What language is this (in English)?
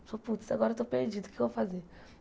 Portuguese